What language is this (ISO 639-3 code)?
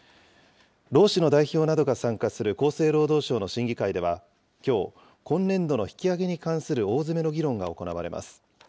jpn